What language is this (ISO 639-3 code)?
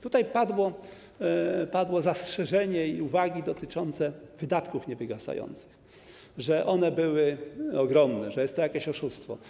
pol